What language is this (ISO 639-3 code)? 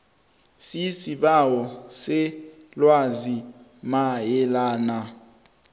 nbl